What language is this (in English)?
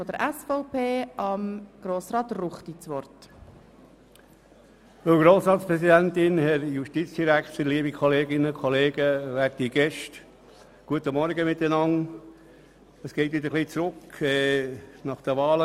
Swiss German